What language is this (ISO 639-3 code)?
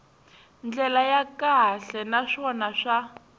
tso